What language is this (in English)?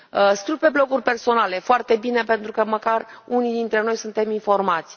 Romanian